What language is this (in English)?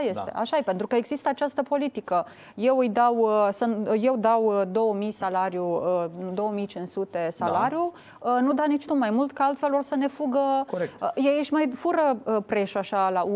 Romanian